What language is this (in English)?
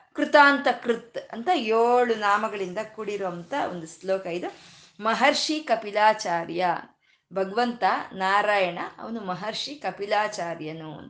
Kannada